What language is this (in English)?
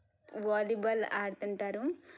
Telugu